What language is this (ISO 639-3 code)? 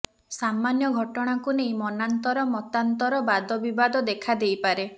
ori